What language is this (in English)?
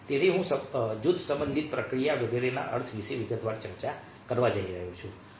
Gujarati